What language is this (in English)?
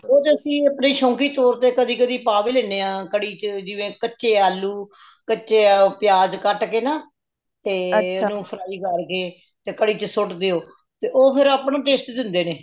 Punjabi